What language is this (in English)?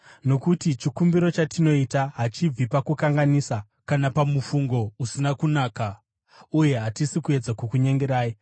Shona